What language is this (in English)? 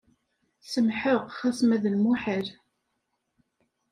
Kabyle